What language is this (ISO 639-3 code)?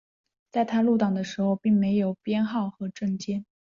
zho